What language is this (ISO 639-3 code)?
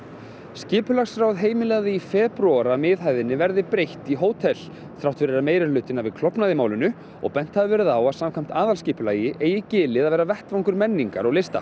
isl